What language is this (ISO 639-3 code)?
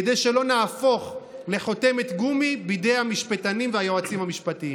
heb